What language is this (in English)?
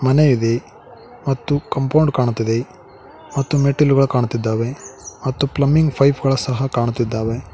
Kannada